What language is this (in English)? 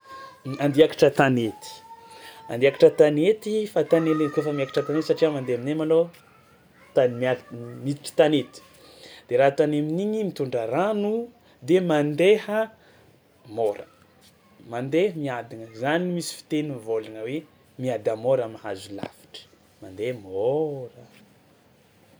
Tsimihety Malagasy